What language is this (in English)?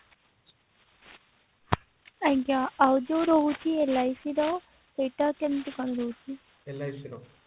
Odia